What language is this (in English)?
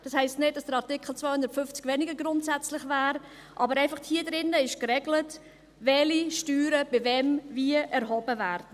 Swiss German